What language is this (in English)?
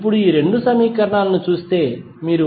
Telugu